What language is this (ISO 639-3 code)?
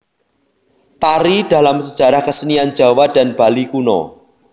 jav